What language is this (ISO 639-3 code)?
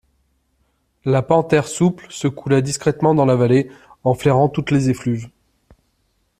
fra